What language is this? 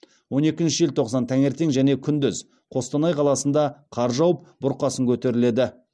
Kazakh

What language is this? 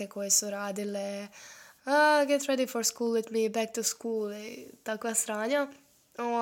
Croatian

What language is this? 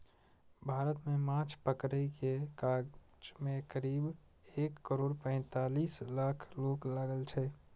Maithili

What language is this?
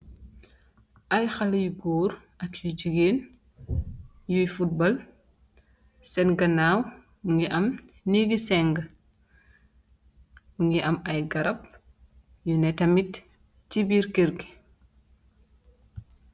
Wolof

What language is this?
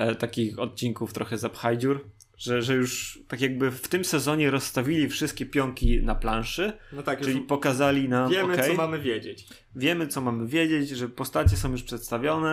Polish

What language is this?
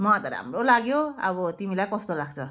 Nepali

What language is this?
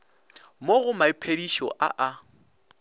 Northern Sotho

